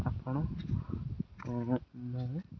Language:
Odia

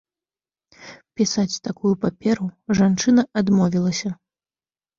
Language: Belarusian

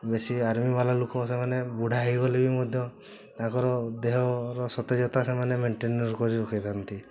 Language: Odia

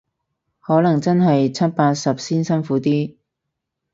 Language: Cantonese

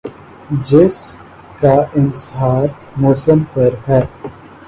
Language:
Urdu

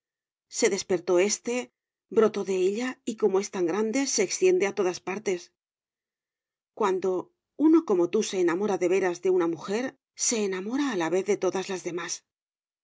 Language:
Spanish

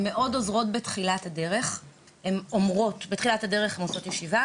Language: Hebrew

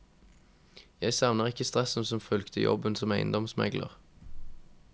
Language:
Norwegian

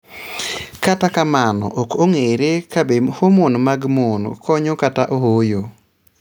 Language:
Luo (Kenya and Tanzania)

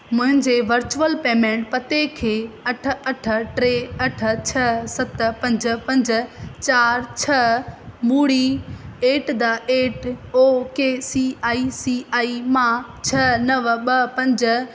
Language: Sindhi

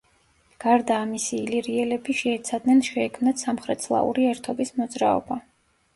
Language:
Georgian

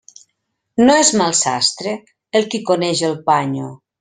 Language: Catalan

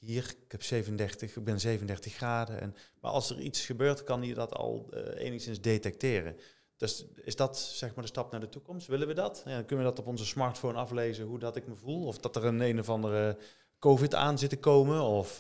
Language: Dutch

